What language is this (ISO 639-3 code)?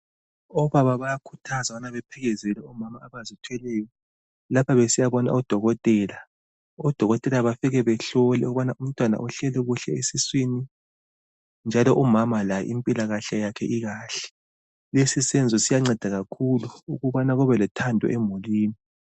nde